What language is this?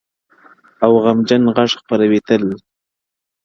Pashto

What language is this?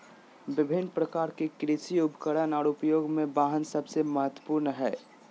Magahi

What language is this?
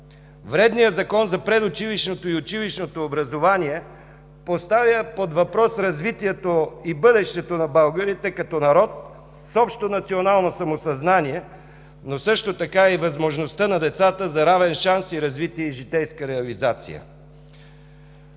Bulgarian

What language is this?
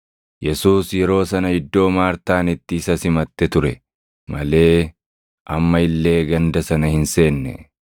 Oromo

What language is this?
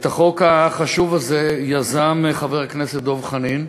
Hebrew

